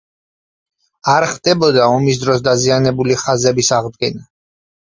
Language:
Georgian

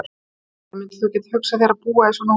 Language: Icelandic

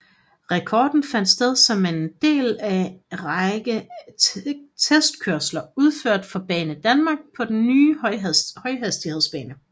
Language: Danish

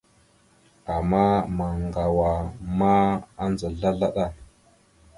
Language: Mada (Cameroon)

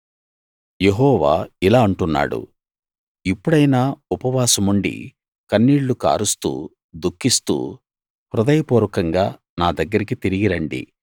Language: Telugu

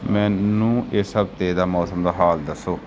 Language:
Punjabi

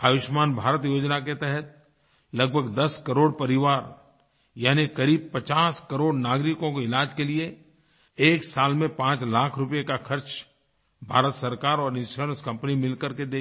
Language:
Hindi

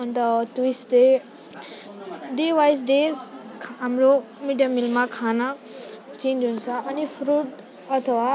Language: Nepali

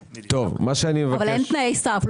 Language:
Hebrew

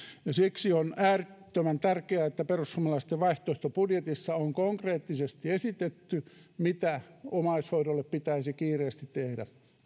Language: Finnish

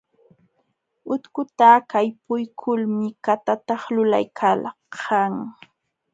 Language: Jauja Wanca Quechua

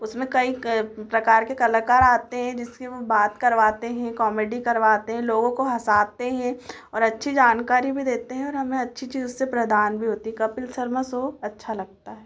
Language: Hindi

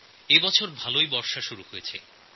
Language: Bangla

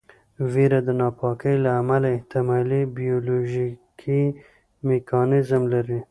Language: Pashto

